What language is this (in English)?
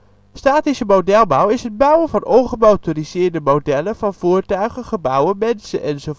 Dutch